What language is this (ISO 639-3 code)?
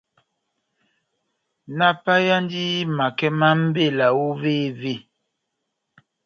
bnm